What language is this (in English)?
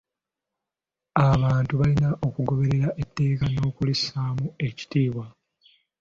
Ganda